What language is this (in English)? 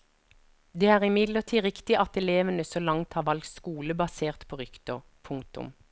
Norwegian